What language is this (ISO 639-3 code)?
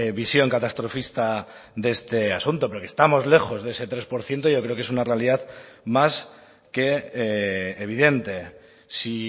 spa